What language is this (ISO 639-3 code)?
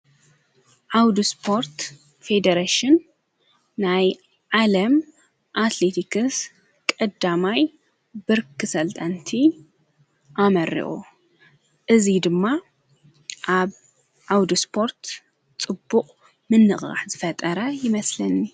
tir